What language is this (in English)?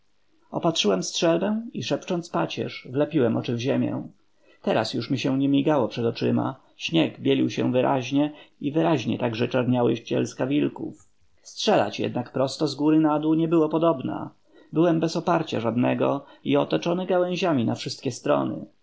Polish